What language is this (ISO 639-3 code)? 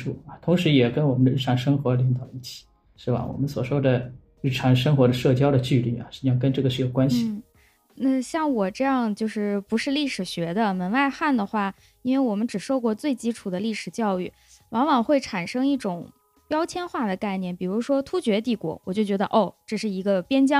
zho